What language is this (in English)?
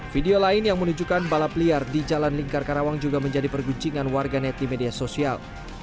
Indonesian